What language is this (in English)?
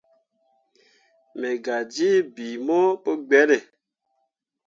Mundang